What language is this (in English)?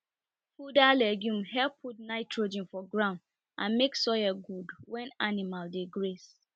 Nigerian Pidgin